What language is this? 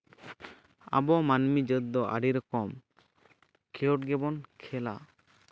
Santali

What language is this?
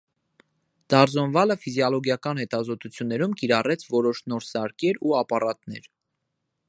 Armenian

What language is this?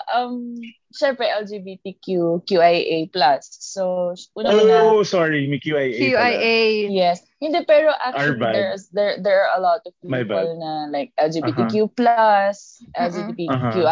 Filipino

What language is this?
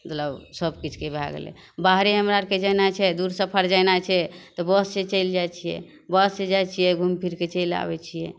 Maithili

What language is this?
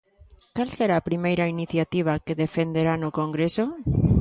Galician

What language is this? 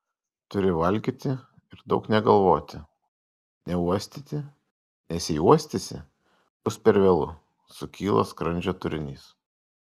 Lithuanian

